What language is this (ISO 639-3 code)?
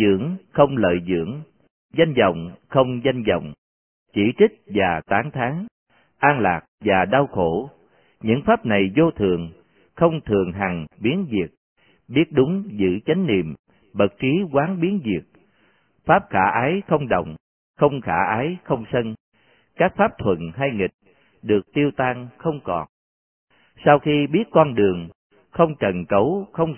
vie